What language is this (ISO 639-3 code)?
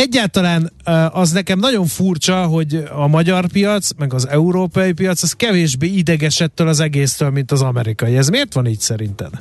hun